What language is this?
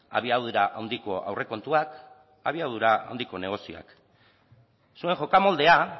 Basque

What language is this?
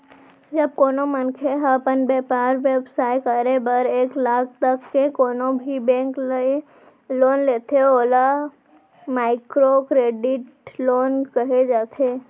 Chhattisgarhi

